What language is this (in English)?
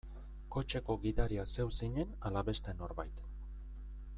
Basque